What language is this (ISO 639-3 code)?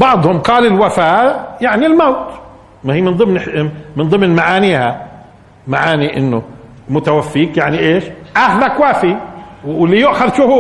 ara